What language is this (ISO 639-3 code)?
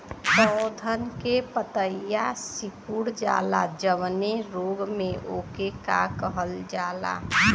bho